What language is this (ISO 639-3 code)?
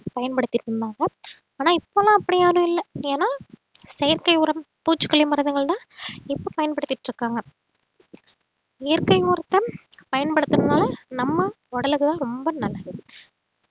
tam